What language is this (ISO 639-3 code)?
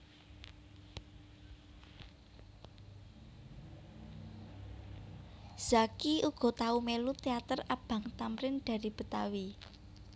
jav